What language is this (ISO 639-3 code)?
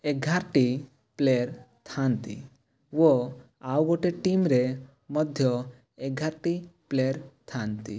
ori